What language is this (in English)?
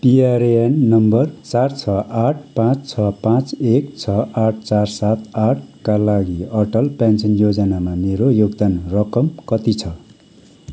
Nepali